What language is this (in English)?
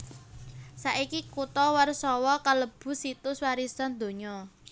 Javanese